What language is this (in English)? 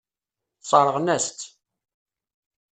Kabyle